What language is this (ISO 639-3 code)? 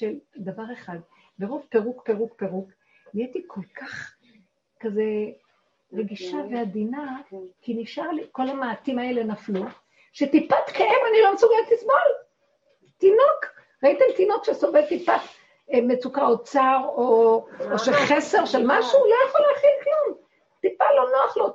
heb